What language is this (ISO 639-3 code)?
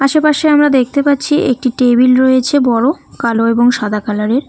ben